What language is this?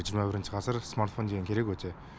Kazakh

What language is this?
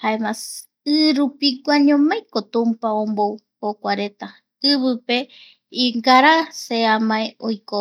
Eastern Bolivian Guaraní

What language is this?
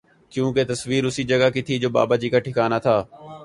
Urdu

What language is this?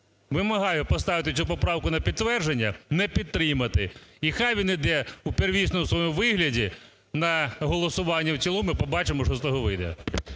Ukrainian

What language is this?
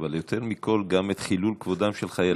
Hebrew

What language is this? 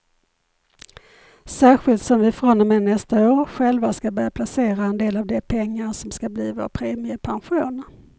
Swedish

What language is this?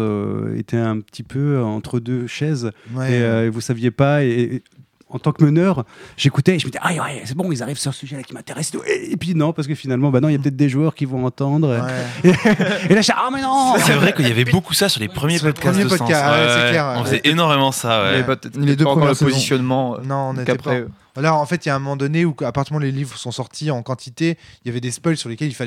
French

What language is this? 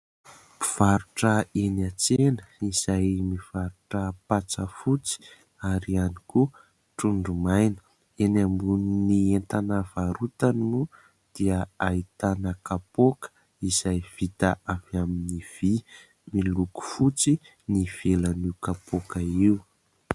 Malagasy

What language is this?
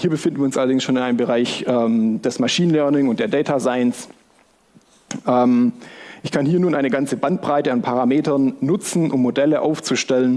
German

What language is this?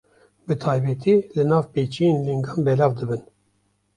Kurdish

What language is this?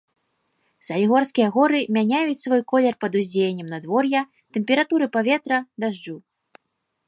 Belarusian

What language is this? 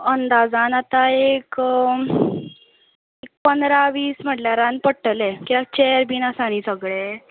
Konkani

